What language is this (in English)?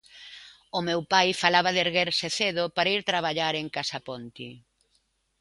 Galician